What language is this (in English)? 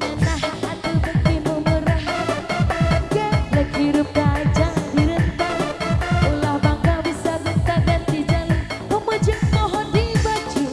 Indonesian